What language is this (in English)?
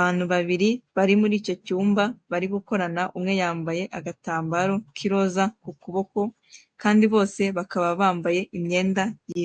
Kinyarwanda